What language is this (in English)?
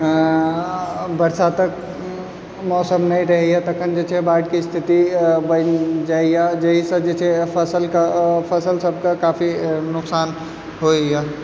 Maithili